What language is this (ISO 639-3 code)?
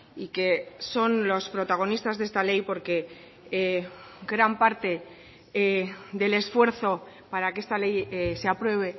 spa